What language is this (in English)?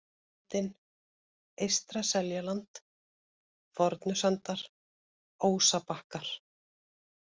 Icelandic